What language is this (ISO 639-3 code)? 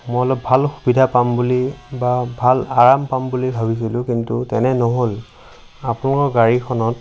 asm